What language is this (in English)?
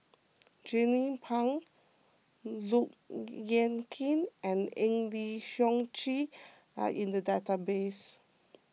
English